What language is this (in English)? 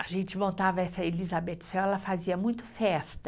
Portuguese